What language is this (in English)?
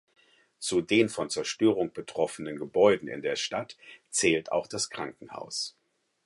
German